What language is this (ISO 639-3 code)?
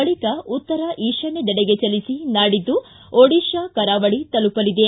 kan